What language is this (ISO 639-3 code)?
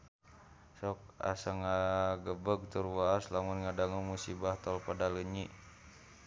sun